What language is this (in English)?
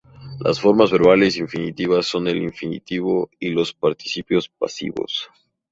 Spanish